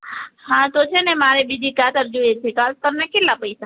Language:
Gujarati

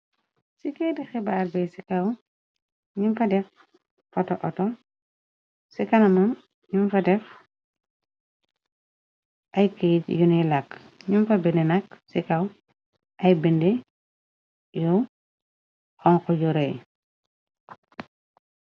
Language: Wolof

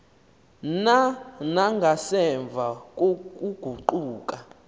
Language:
Xhosa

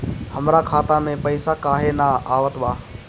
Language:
Bhojpuri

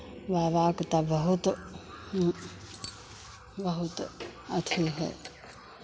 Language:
Hindi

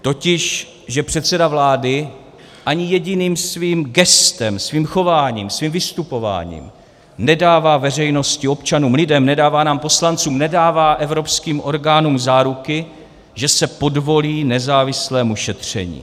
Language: Czech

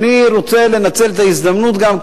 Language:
Hebrew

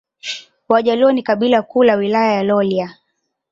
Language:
Swahili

